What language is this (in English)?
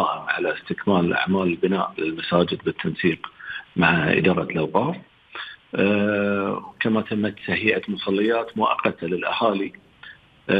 Arabic